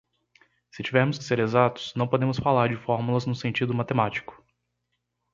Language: Portuguese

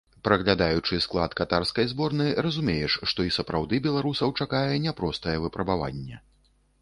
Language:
Belarusian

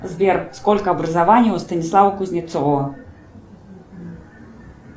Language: Russian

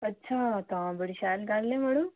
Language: Dogri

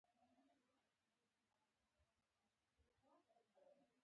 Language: Pashto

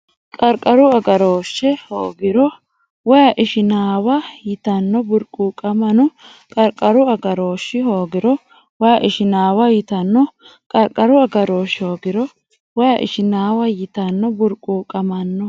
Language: Sidamo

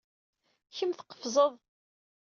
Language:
Kabyle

